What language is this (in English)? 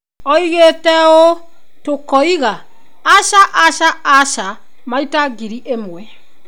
Kikuyu